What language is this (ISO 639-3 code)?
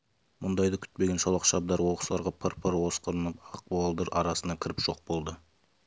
kaz